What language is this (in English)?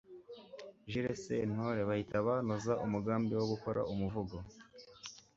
Kinyarwanda